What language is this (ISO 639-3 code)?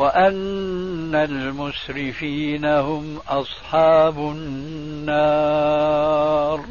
ara